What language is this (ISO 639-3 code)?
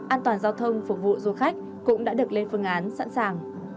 vie